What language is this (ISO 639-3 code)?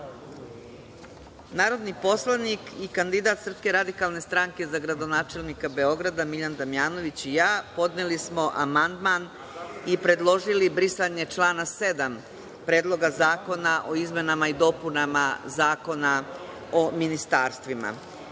srp